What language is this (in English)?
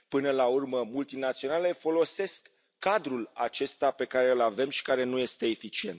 Romanian